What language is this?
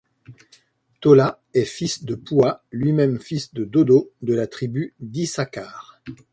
French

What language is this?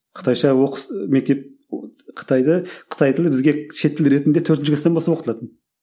Kazakh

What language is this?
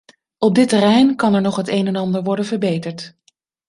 Dutch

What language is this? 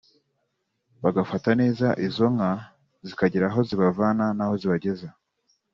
Kinyarwanda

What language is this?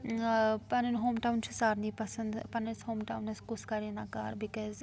Kashmiri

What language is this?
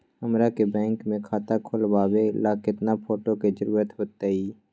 Magahi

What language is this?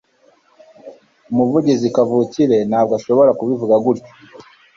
Kinyarwanda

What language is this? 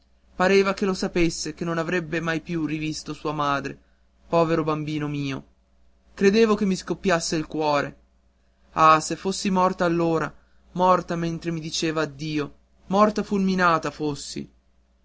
Italian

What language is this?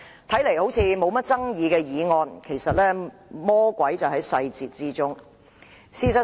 Cantonese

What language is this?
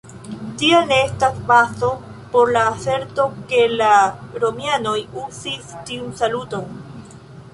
Esperanto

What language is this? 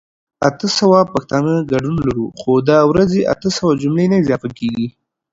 Pashto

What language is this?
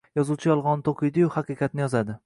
Uzbek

